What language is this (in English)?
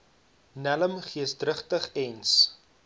Afrikaans